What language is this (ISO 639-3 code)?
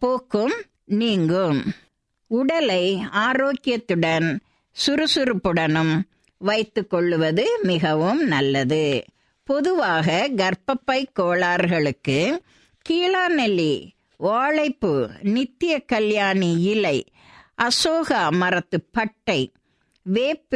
tam